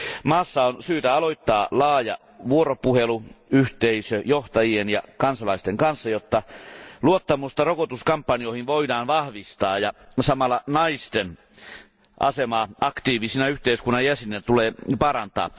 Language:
Finnish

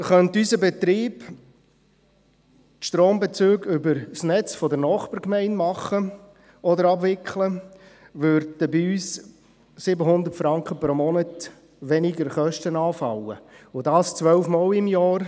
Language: Swiss German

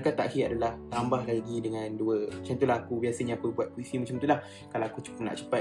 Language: Malay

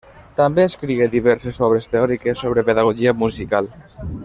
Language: Catalan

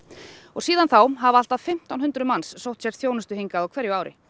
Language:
Icelandic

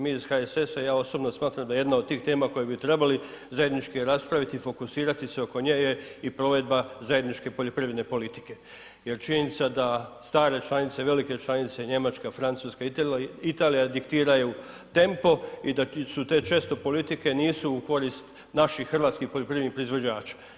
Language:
Croatian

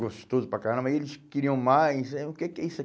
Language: Portuguese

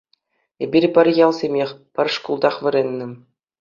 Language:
Chuvash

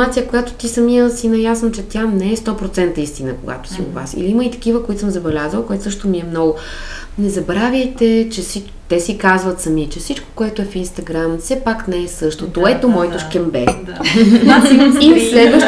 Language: Bulgarian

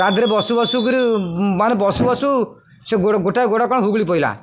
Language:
Odia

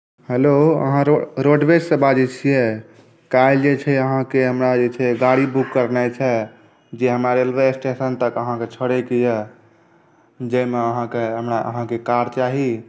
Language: Maithili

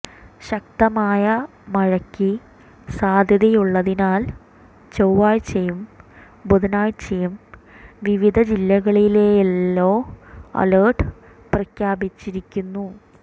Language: Malayalam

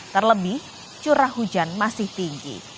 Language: Indonesian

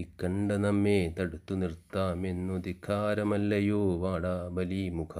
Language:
Malayalam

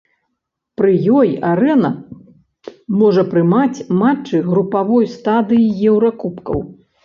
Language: Belarusian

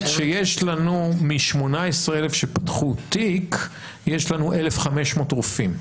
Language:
Hebrew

